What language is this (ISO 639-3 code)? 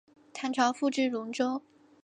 zho